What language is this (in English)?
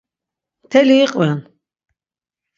Laz